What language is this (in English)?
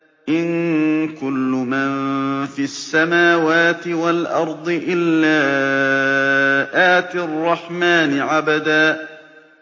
Arabic